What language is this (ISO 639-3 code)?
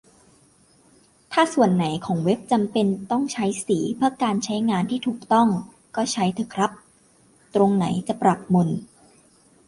tha